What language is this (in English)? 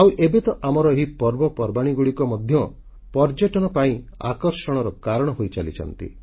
Odia